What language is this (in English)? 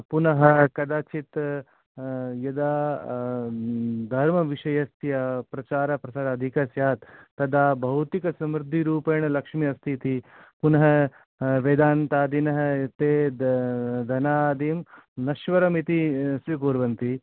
Sanskrit